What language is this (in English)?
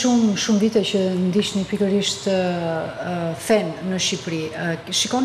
Romanian